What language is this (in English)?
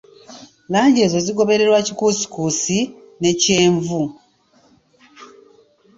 Ganda